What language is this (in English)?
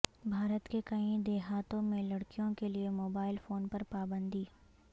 Urdu